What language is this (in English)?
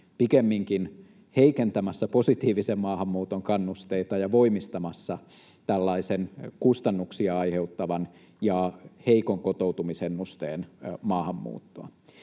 Finnish